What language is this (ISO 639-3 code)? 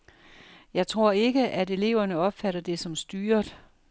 dan